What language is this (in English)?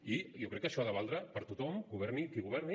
Catalan